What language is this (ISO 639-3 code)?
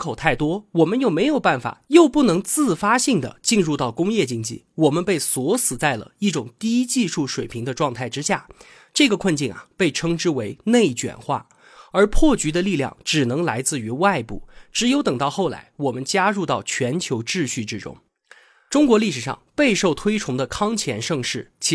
zho